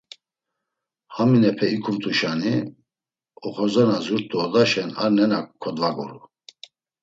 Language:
Laz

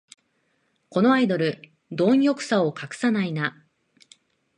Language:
Japanese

